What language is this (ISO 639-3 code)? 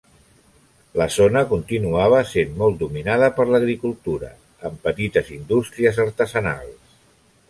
cat